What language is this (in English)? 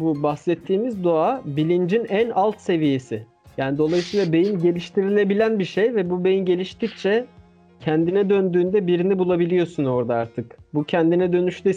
Turkish